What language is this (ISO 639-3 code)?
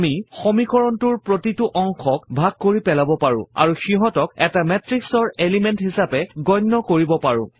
asm